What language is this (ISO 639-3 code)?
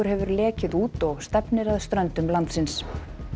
isl